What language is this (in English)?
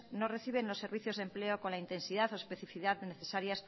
Spanish